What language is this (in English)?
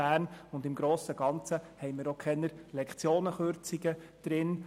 Swiss German